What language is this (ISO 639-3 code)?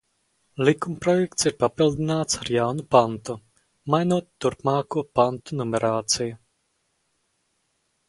lav